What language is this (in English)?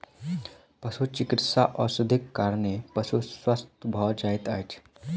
Maithili